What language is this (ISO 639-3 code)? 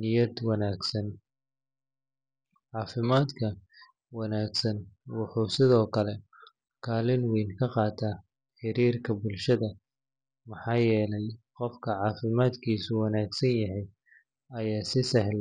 som